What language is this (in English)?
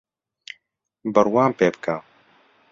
Central Kurdish